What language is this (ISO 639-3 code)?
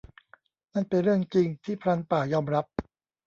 tha